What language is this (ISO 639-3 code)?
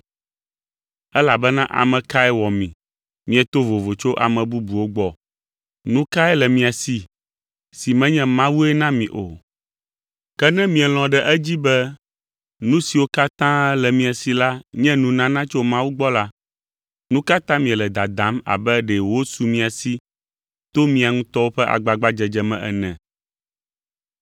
ewe